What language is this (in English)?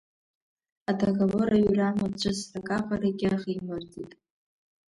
Abkhazian